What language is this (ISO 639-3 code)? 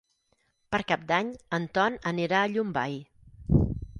cat